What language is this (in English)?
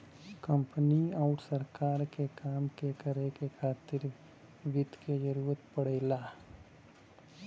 Bhojpuri